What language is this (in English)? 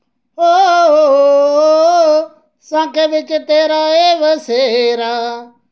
Dogri